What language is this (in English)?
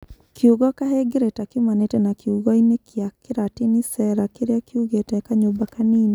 Kikuyu